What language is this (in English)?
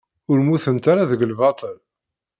Kabyle